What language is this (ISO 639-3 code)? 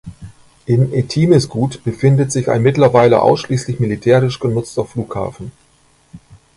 deu